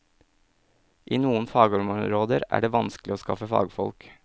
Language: Norwegian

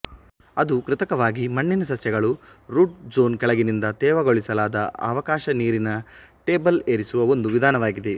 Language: Kannada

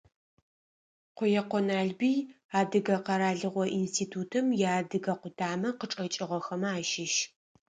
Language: Adyghe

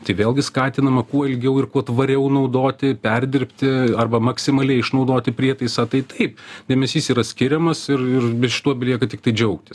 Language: Lithuanian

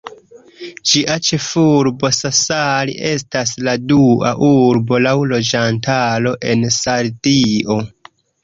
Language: Esperanto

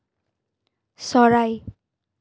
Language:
Assamese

